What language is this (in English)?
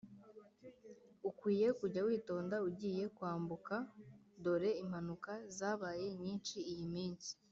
Kinyarwanda